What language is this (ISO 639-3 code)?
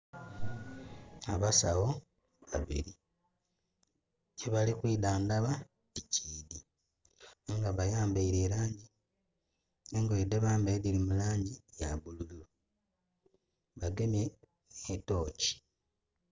xog